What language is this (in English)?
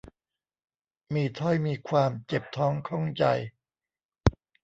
Thai